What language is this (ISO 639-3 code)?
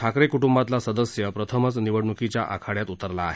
mar